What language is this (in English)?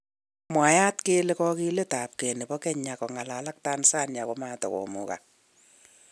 Kalenjin